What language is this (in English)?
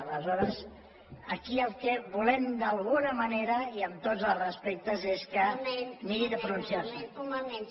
Catalan